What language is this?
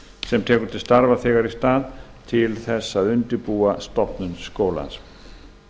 Icelandic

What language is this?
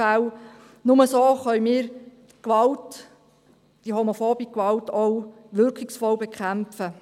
Swiss German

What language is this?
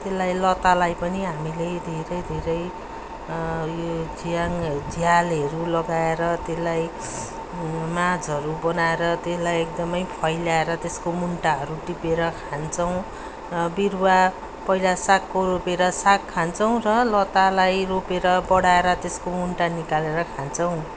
Nepali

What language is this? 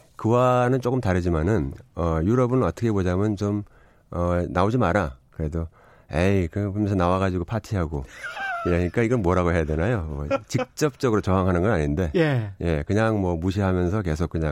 Korean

